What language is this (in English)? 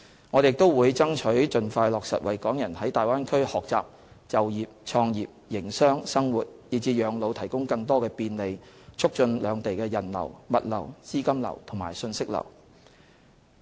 Cantonese